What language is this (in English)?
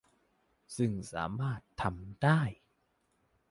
Thai